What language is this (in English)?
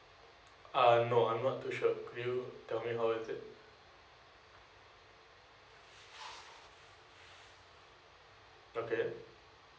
English